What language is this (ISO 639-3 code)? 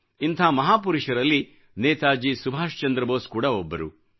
kan